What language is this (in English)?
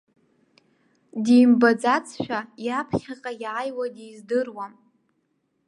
Abkhazian